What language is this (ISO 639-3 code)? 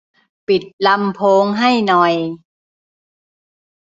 tha